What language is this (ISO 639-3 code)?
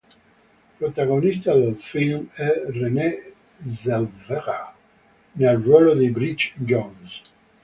ita